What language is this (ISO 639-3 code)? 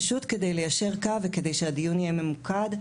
heb